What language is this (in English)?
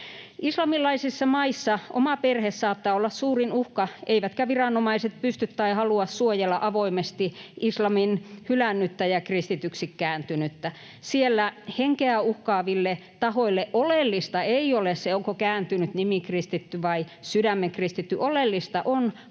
Finnish